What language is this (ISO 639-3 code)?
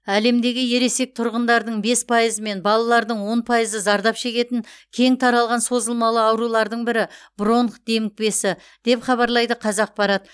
kaz